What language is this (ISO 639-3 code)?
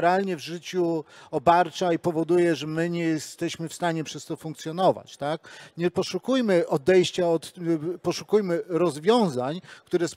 pol